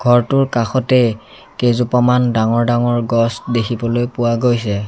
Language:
Assamese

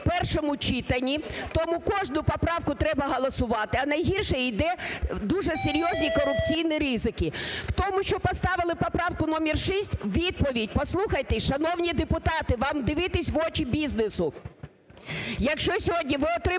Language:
Ukrainian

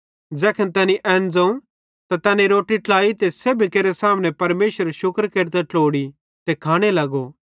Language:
Bhadrawahi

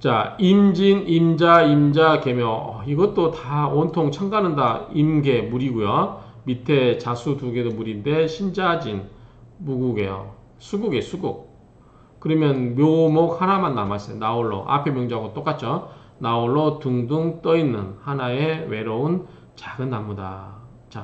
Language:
Korean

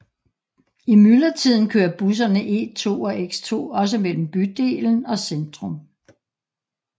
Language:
Danish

